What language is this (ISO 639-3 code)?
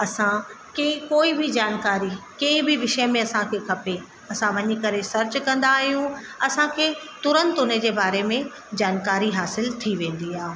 snd